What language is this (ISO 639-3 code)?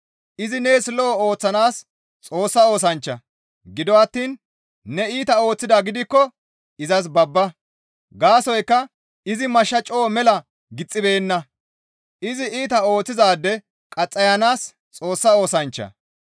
gmv